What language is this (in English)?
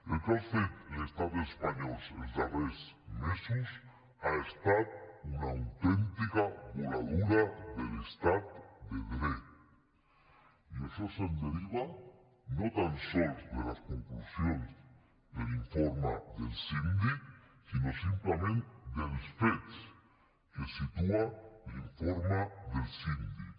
Catalan